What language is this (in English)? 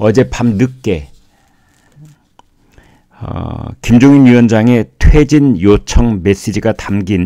Korean